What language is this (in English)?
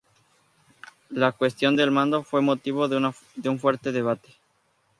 Spanish